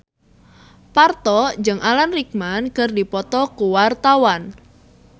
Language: Sundanese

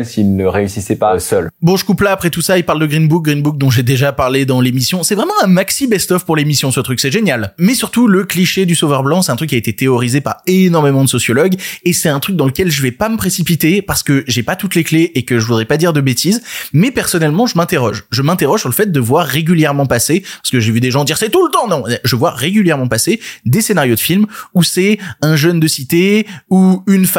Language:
French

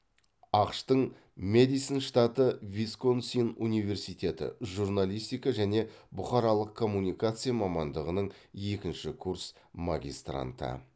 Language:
Kazakh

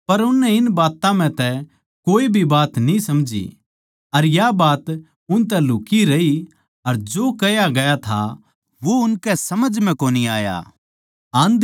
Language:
Haryanvi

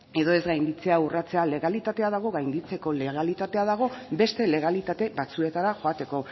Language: Basque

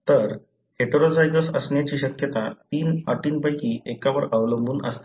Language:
Marathi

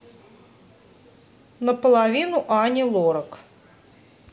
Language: Russian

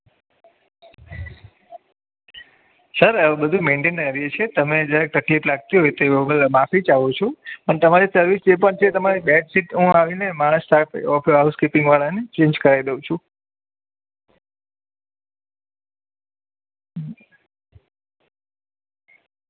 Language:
Gujarati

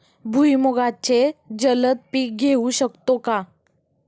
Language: Marathi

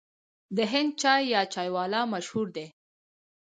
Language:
Pashto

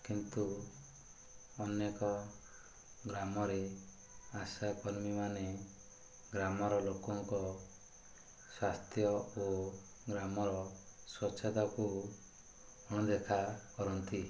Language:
Odia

